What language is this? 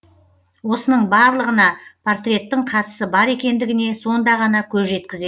Kazakh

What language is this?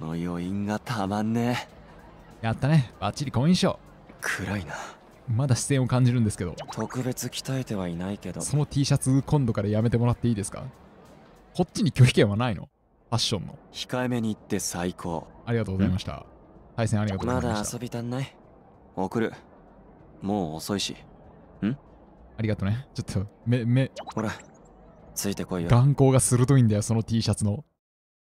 Japanese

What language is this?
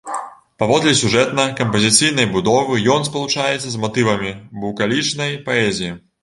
Belarusian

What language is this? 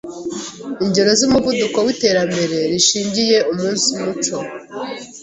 Kinyarwanda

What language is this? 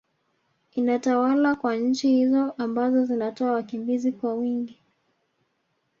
Swahili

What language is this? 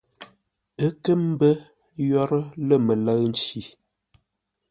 Ngombale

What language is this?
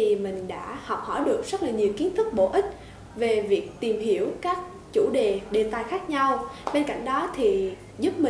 Vietnamese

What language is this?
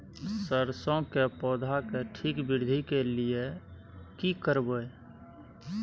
Maithili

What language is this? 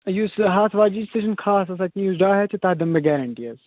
Kashmiri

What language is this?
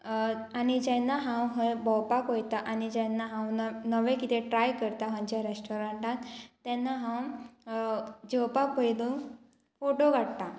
Konkani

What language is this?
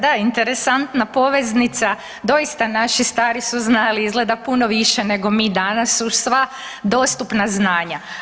Croatian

